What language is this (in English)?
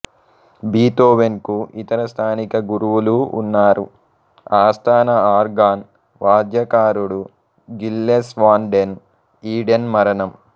Telugu